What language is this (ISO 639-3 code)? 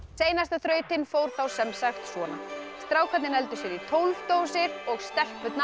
isl